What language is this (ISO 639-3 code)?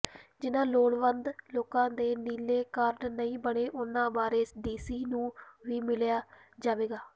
pan